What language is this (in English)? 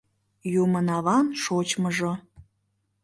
Mari